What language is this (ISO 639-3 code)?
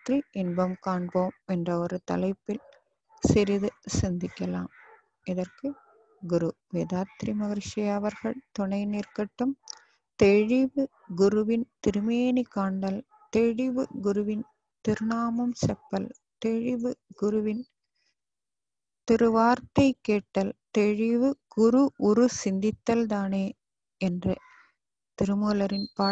ind